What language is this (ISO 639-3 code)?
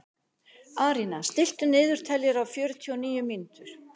isl